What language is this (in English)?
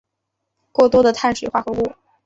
Chinese